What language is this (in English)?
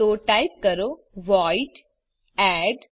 Gujarati